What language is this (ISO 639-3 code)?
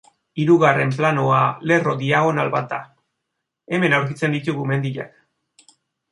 eus